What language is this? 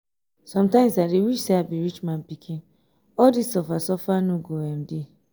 Nigerian Pidgin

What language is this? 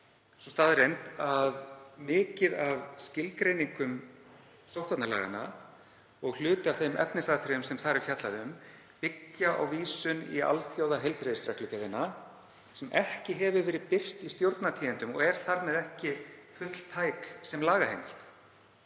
Icelandic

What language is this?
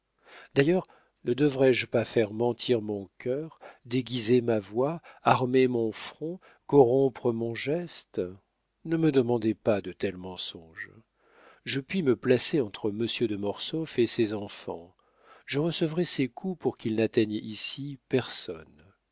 French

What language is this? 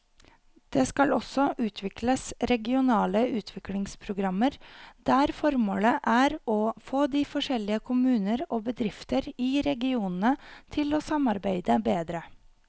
Norwegian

